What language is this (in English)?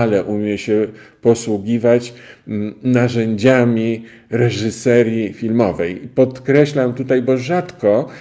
Polish